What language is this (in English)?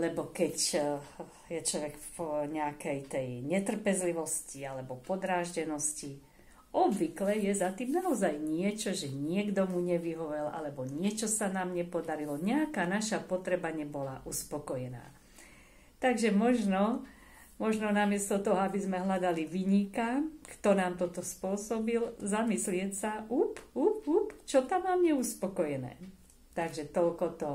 Slovak